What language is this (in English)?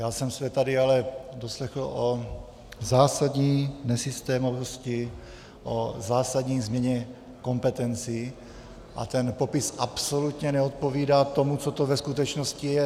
Czech